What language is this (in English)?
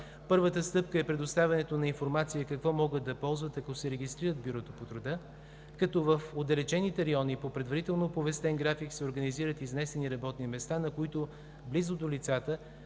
Bulgarian